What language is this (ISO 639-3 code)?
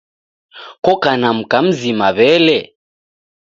dav